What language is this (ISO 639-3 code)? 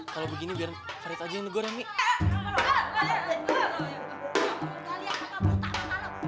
ind